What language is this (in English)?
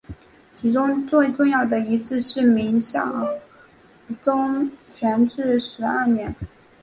Chinese